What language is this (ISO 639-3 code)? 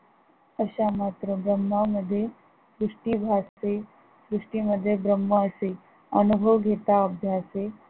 mar